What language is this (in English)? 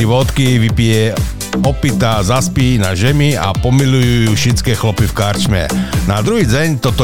Slovak